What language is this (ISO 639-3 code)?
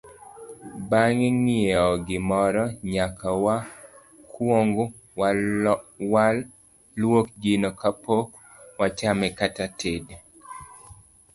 luo